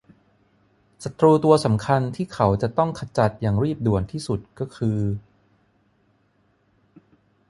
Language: Thai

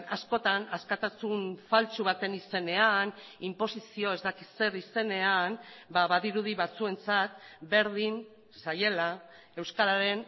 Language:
Basque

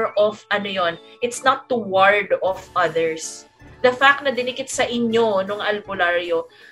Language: Filipino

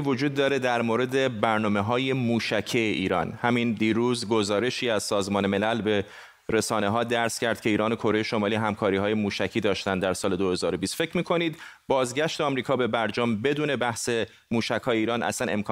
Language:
Persian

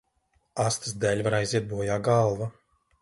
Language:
Latvian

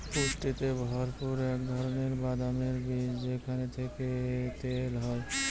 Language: Bangla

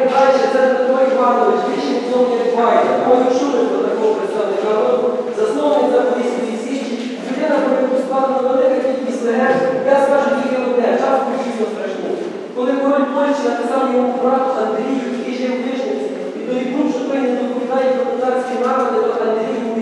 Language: Ukrainian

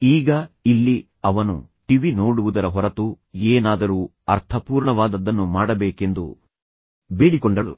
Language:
Kannada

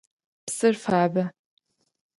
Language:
Adyghe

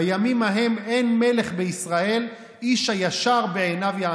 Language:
Hebrew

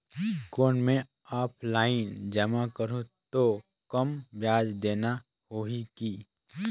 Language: Chhattisgarhi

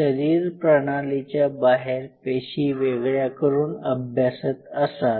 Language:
Marathi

